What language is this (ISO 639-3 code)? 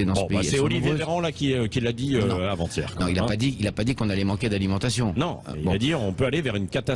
fra